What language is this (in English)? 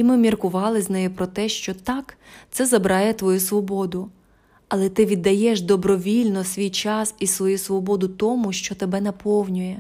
Ukrainian